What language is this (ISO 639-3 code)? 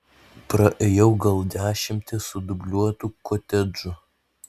lit